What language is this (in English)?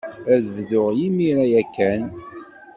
Kabyle